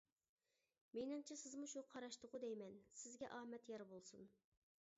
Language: Uyghur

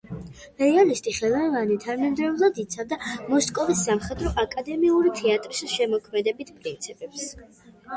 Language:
Georgian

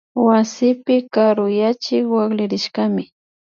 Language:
Imbabura Highland Quichua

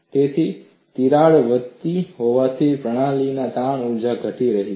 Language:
Gujarati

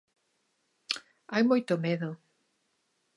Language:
Galician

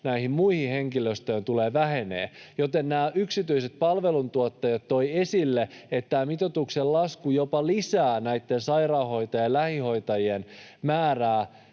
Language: Finnish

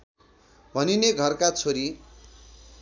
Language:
Nepali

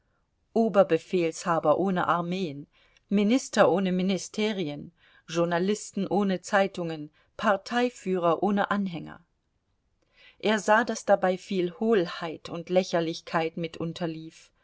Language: German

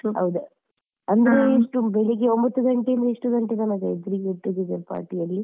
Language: Kannada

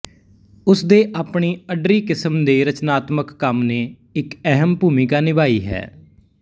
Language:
Punjabi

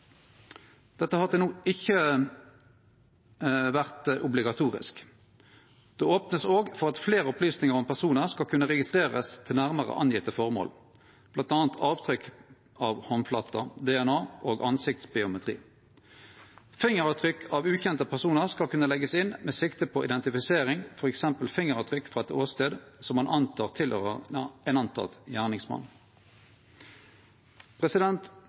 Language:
Norwegian Nynorsk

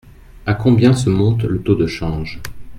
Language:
French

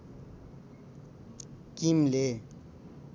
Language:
Nepali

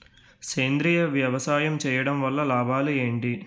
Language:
Telugu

